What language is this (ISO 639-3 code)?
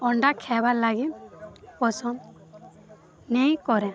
ori